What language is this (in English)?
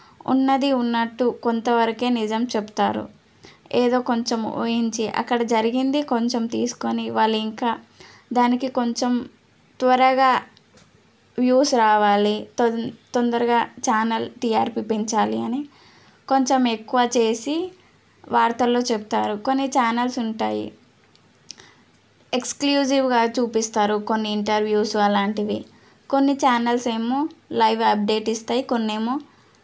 Telugu